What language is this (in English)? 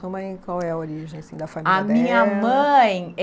Portuguese